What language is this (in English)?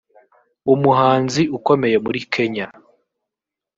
Kinyarwanda